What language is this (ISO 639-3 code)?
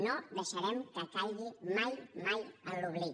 cat